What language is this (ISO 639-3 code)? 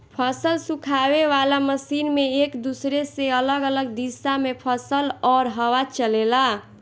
bho